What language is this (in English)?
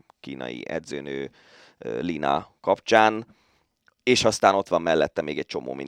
Hungarian